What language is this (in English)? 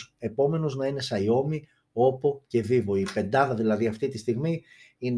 Greek